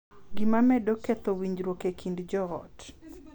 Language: Luo (Kenya and Tanzania)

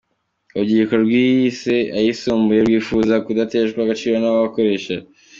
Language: Kinyarwanda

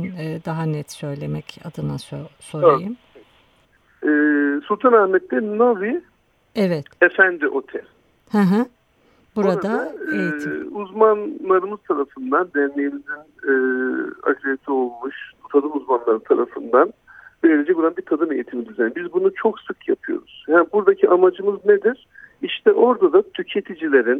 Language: Turkish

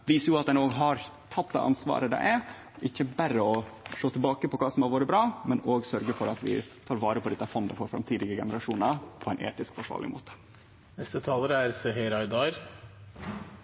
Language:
Norwegian Nynorsk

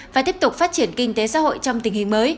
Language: Vietnamese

